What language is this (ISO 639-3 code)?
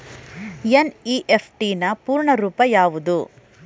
kan